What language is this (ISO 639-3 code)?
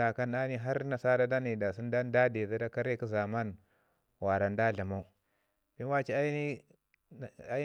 ngi